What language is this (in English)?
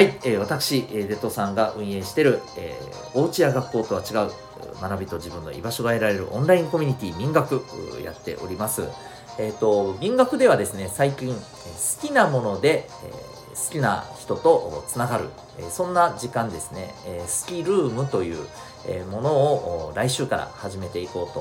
Japanese